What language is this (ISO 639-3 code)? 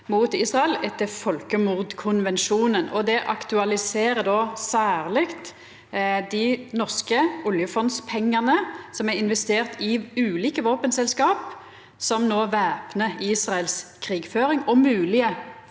nor